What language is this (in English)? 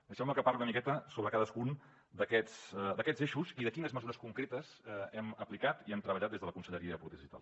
Catalan